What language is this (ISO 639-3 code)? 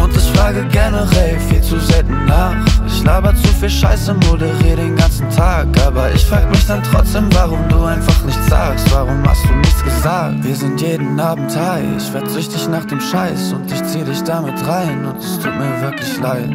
deu